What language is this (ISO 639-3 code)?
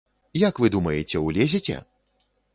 bel